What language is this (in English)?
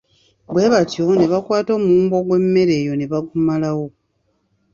Ganda